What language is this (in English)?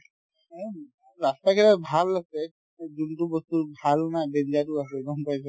Assamese